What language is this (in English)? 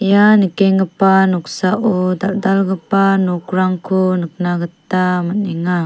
Garo